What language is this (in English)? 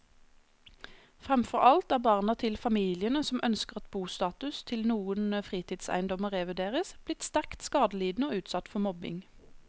Norwegian